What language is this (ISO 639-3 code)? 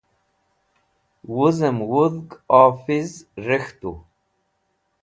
wbl